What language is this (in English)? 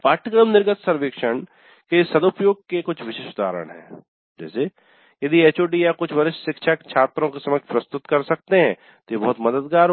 Hindi